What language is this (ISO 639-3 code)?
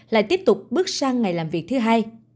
vie